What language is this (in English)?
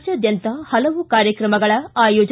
Kannada